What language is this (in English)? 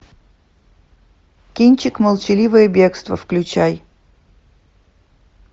Russian